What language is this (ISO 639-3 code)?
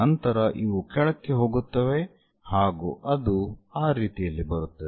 kan